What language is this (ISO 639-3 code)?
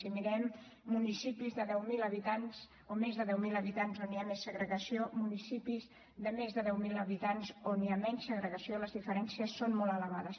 cat